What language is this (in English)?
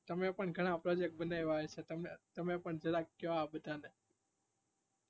Gujarati